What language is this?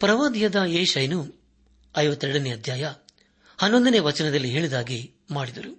Kannada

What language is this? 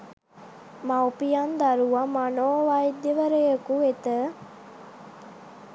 Sinhala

